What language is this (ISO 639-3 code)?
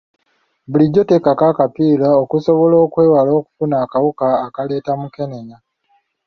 lug